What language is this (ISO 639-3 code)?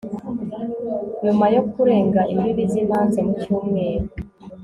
kin